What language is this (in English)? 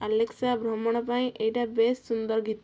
Odia